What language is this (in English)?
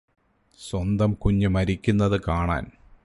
Malayalam